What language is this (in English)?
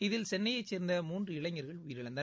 Tamil